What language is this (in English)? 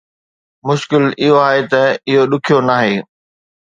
Sindhi